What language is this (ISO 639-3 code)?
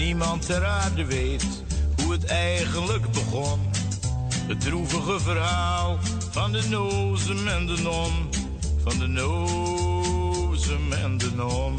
nld